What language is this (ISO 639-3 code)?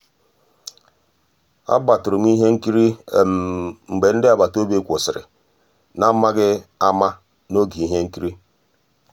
ibo